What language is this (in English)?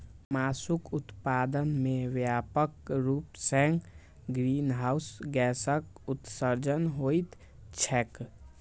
Maithili